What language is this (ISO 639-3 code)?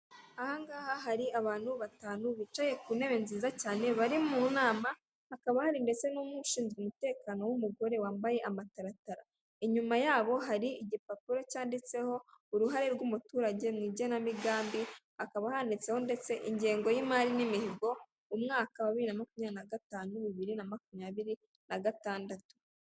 kin